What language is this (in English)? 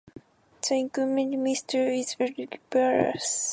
English